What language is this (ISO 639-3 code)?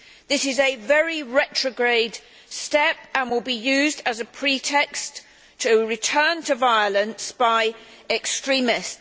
eng